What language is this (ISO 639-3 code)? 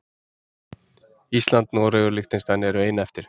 isl